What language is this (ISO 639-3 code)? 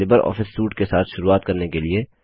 hin